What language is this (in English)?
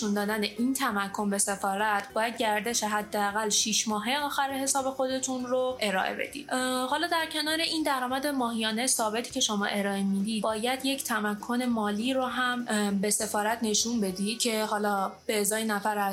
Persian